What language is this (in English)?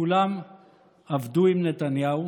Hebrew